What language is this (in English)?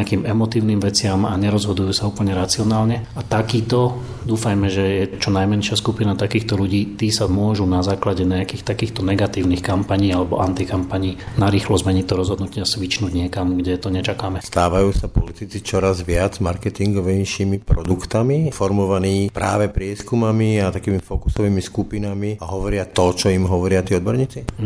Slovak